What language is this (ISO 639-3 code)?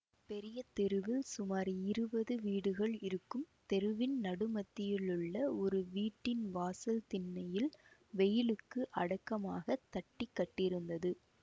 tam